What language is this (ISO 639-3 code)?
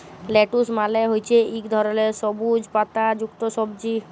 ben